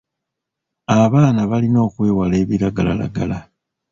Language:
Ganda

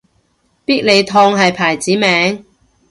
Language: Cantonese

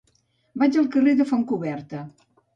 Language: Catalan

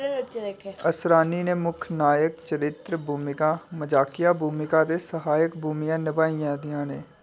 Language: Dogri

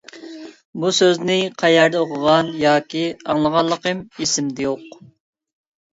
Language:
Uyghur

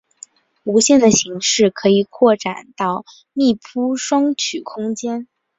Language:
Chinese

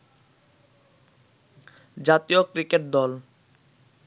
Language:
Bangla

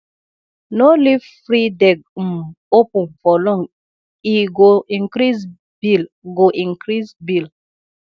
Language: Nigerian Pidgin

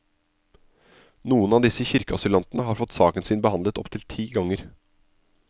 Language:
Norwegian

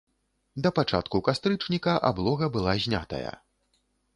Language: Belarusian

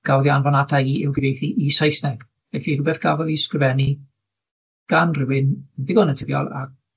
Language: Welsh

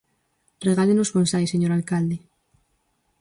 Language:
Galician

